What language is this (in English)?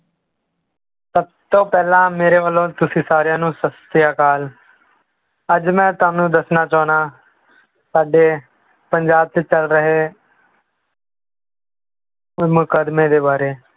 Punjabi